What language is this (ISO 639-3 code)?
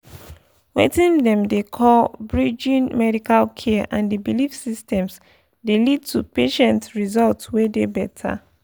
pcm